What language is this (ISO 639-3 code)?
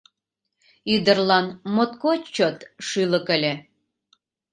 chm